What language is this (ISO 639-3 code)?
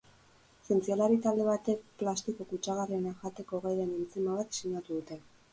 eus